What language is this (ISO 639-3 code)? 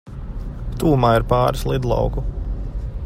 lav